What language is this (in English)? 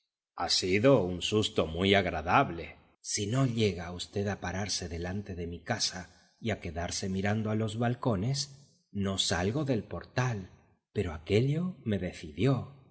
Spanish